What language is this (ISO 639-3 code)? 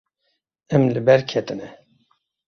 kur